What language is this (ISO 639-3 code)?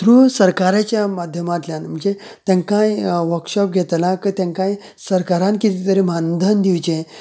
kok